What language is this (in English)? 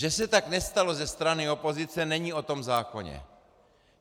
Czech